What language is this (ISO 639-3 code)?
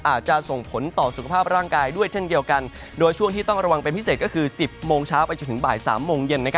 tha